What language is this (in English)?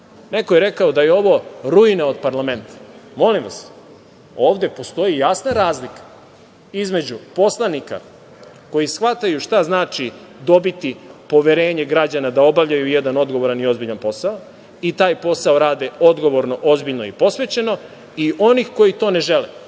Serbian